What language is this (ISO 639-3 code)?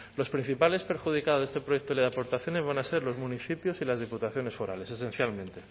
spa